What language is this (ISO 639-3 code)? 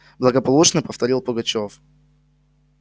rus